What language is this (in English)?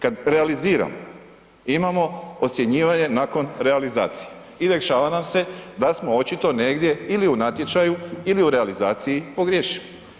Croatian